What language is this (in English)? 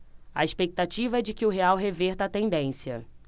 Portuguese